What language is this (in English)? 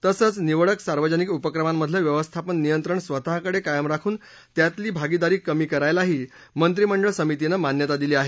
Marathi